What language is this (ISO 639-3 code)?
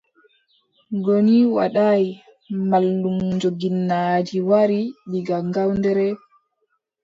fub